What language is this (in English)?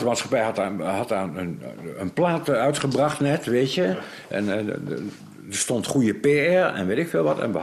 Dutch